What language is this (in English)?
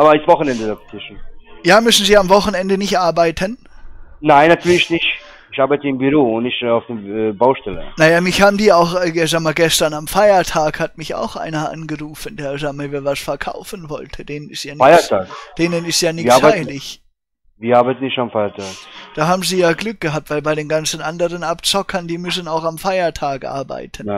German